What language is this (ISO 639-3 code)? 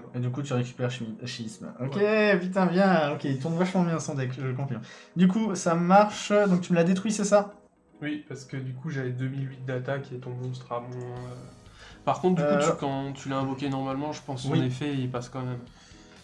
fra